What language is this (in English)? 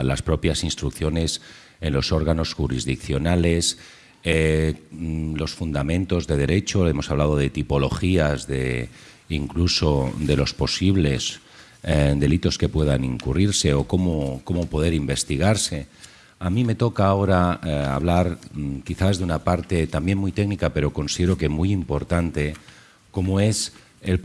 Spanish